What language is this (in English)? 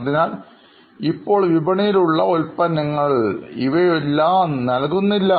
Malayalam